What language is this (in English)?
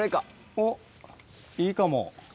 Japanese